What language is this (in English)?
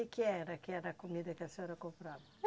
Portuguese